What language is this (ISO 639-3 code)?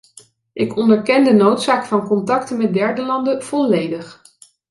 nld